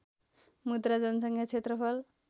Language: Nepali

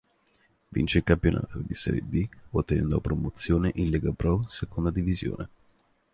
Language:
Italian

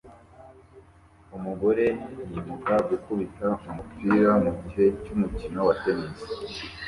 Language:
Kinyarwanda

